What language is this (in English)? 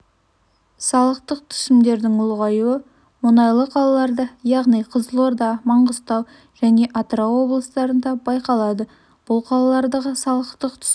Kazakh